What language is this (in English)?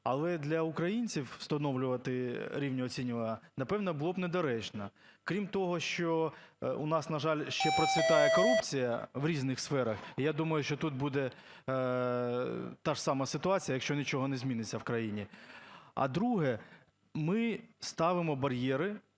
Ukrainian